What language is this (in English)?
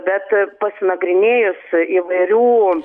Lithuanian